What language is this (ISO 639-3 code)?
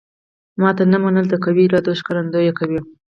pus